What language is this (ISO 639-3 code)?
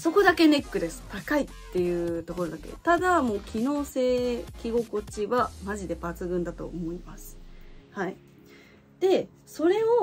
jpn